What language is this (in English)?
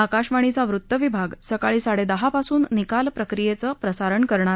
Marathi